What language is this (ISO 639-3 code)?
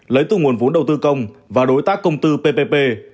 vie